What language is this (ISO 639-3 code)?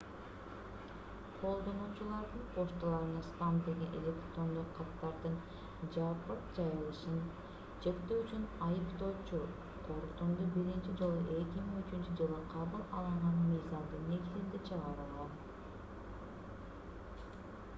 kir